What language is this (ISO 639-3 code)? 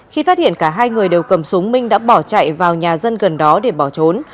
vie